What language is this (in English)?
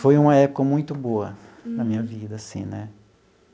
Portuguese